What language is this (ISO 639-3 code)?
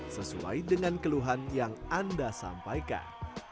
ind